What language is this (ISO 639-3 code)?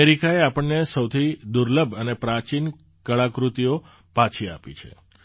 guj